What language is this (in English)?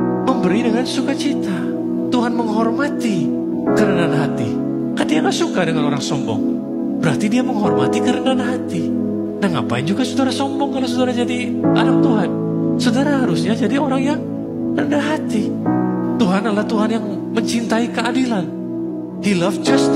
Indonesian